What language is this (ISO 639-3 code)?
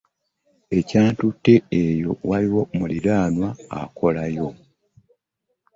lug